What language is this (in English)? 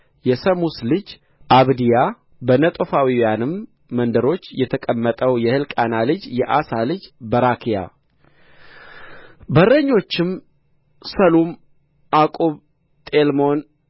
Amharic